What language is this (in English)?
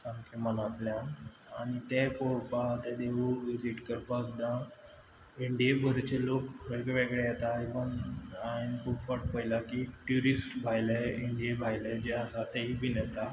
Konkani